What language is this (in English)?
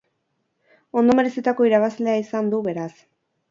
Basque